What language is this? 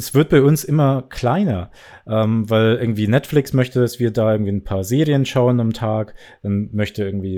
German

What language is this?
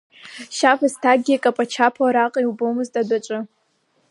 Abkhazian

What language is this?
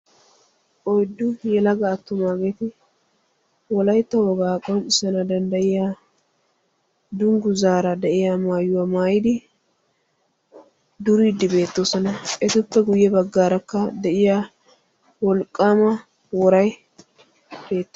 Wolaytta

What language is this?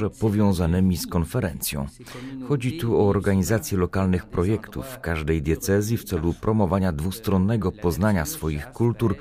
Polish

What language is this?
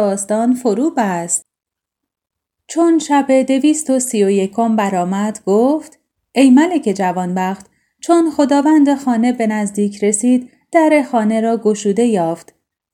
Persian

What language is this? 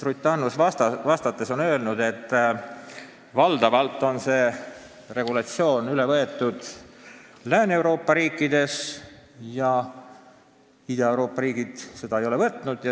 Estonian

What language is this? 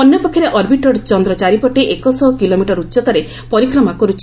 Odia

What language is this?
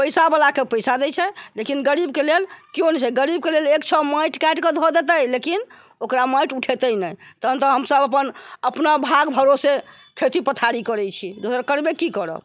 Maithili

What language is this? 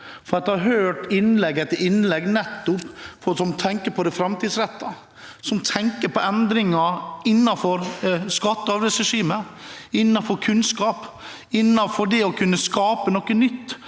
Norwegian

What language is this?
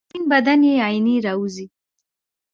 Pashto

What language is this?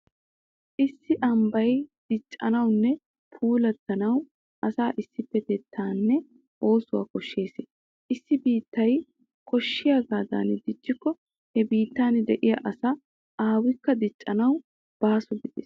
Wolaytta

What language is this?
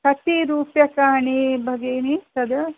Sanskrit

